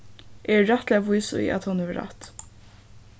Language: Faroese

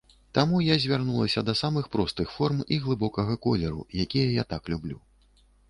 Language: Belarusian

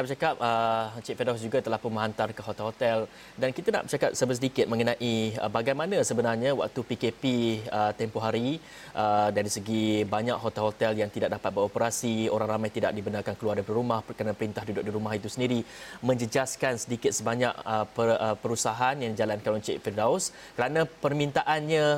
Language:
Malay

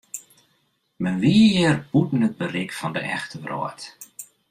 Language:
Western Frisian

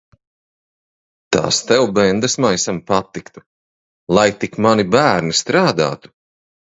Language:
Latvian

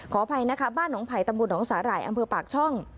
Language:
Thai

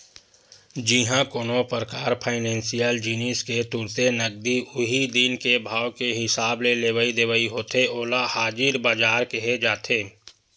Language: Chhattisgarhi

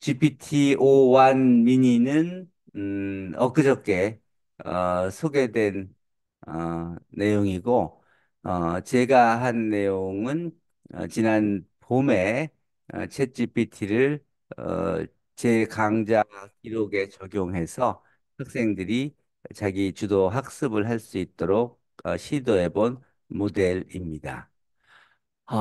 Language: Korean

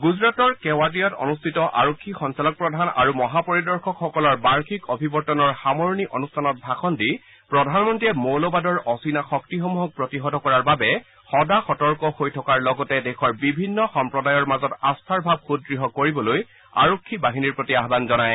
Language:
Assamese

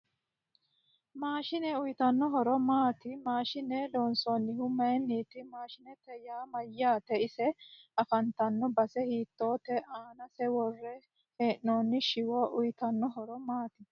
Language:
Sidamo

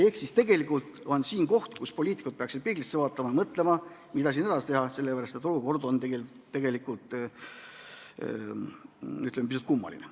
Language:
Estonian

